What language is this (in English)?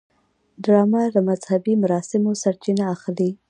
Pashto